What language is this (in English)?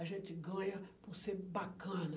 Portuguese